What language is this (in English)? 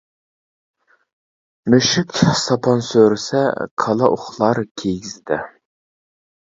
Uyghur